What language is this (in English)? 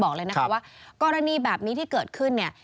Thai